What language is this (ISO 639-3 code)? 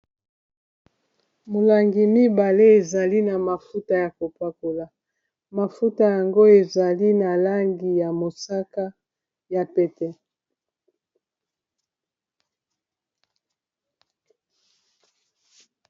lin